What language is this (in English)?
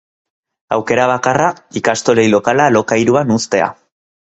Basque